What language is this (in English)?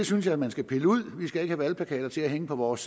Danish